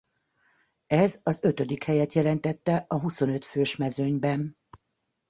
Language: Hungarian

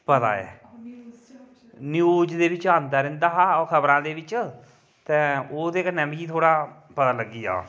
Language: Dogri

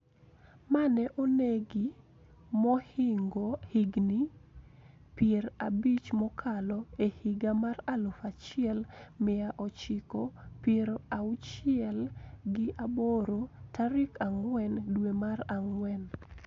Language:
Luo (Kenya and Tanzania)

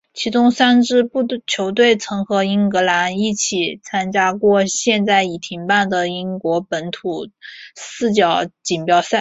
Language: Chinese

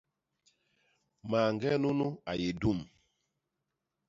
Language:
Basaa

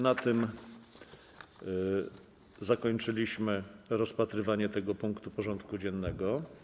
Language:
Polish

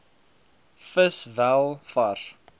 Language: Afrikaans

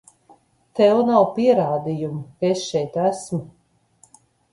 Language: Latvian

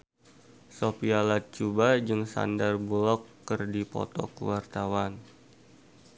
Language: Sundanese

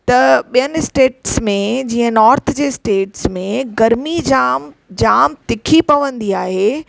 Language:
Sindhi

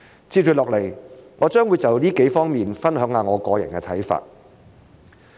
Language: Cantonese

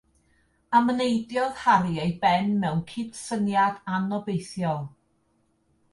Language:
Welsh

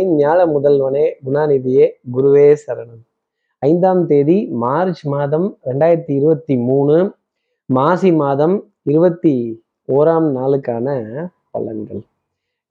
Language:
Tamil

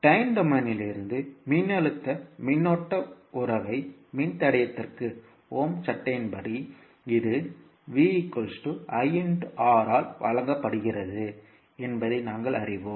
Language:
Tamil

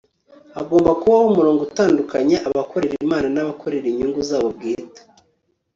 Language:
Kinyarwanda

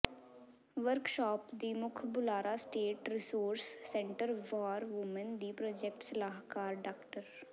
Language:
Punjabi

